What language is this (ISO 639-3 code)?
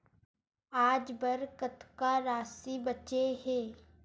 hne